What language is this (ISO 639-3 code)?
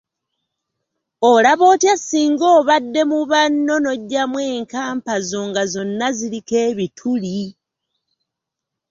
lug